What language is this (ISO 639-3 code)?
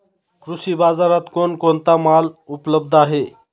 mar